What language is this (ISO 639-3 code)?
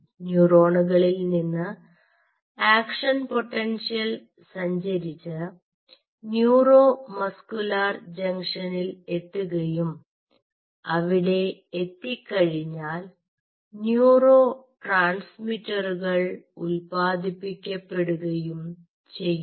mal